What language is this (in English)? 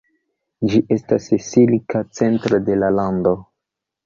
Esperanto